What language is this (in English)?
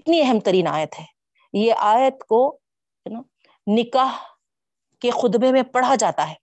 Urdu